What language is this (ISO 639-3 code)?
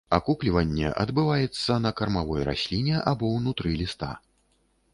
bel